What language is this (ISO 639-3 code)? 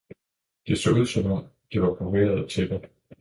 dan